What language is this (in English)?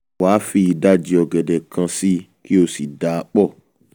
Yoruba